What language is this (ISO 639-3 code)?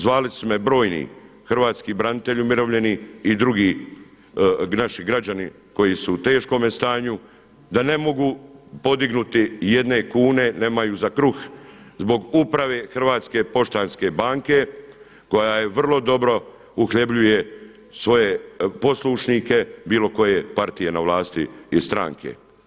hrv